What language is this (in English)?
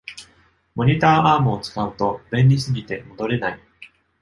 Japanese